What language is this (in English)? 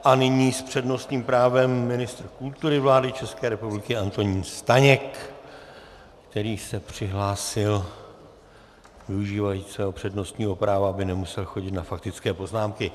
Czech